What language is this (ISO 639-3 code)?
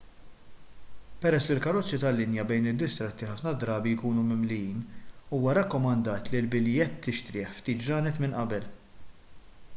mlt